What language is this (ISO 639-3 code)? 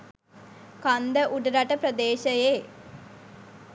sin